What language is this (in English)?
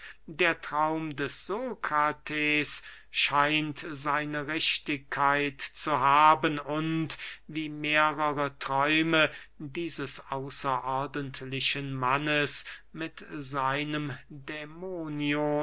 German